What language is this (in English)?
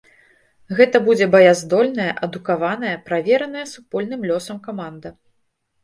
Belarusian